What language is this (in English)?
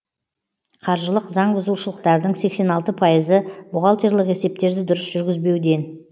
Kazakh